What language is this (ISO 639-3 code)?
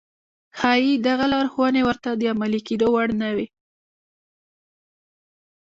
pus